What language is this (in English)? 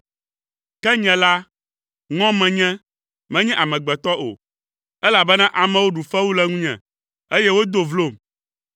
Ewe